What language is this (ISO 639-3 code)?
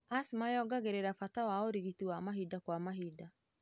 kik